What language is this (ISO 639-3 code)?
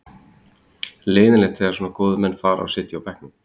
isl